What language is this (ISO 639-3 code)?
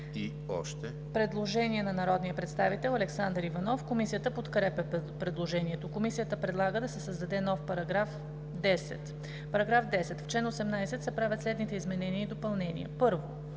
bul